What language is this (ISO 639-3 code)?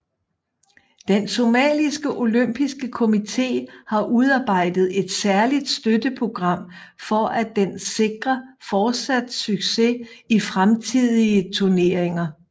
dan